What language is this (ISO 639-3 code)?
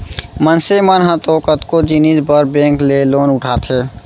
hne